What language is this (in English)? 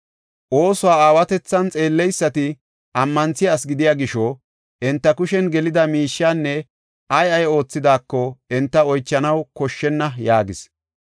Gofa